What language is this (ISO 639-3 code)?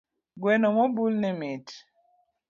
luo